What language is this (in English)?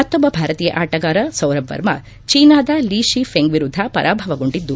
Kannada